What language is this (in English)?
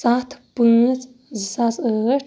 Kashmiri